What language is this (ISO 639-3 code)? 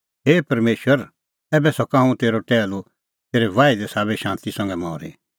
kfx